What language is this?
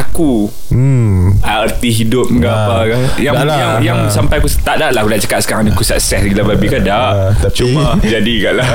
Malay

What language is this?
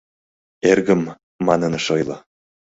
Mari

